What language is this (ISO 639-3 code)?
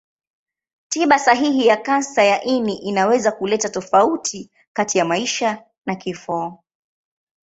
swa